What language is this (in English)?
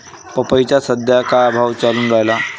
Marathi